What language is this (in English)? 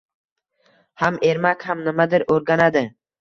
Uzbek